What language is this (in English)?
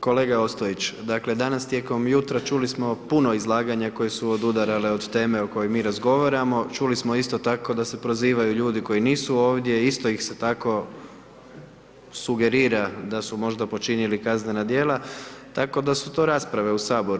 Croatian